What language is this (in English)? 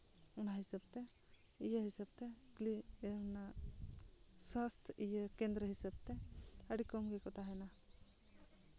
Santali